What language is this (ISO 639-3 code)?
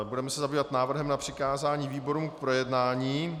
ces